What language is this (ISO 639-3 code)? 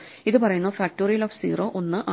mal